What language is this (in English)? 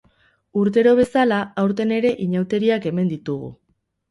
Basque